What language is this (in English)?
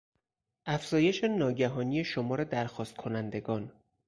Persian